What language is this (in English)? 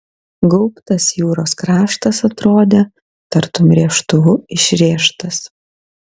Lithuanian